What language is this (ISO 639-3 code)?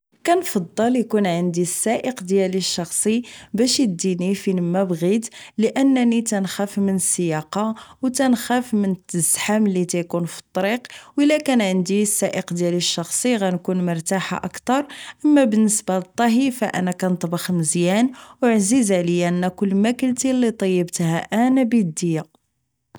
ary